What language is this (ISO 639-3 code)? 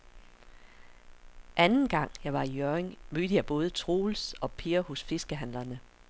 dan